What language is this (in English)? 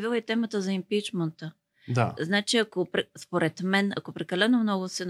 Bulgarian